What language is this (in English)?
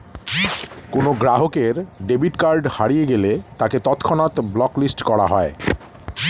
Bangla